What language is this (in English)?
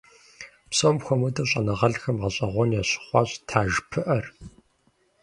Kabardian